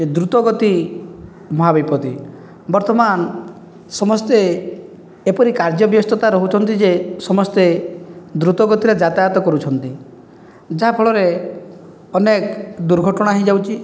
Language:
Odia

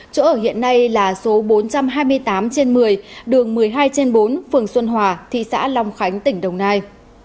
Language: Vietnamese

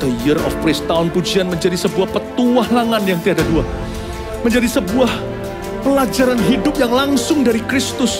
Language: Indonesian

